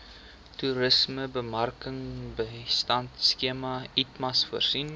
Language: Afrikaans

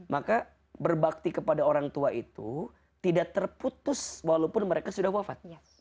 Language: Indonesian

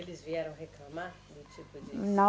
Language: Portuguese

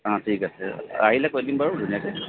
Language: Assamese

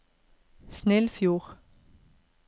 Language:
Norwegian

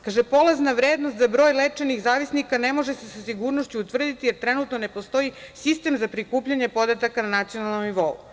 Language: Serbian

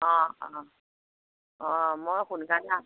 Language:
Assamese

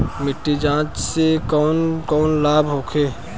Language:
Bhojpuri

